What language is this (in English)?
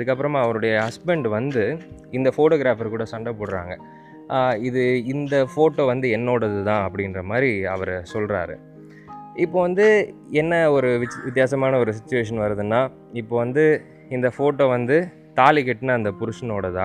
Tamil